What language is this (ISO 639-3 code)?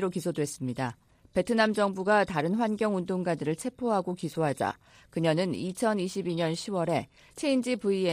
kor